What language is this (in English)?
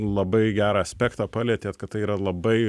Lithuanian